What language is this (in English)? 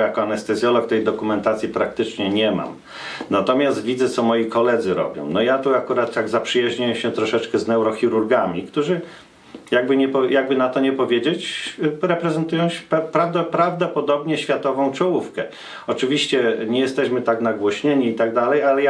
Polish